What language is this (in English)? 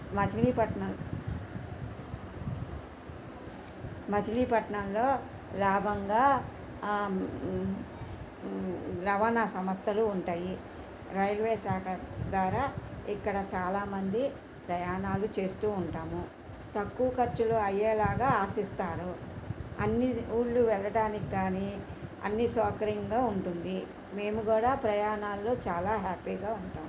Telugu